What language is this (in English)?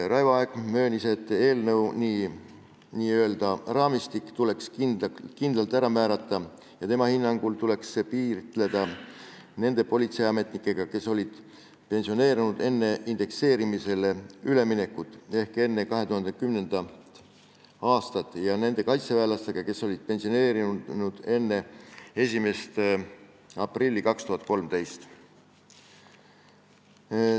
Estonian